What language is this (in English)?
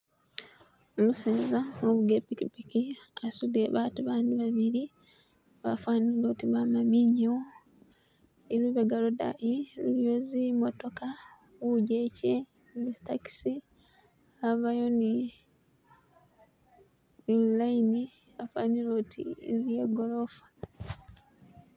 Masaaba